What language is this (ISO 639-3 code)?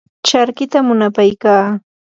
qur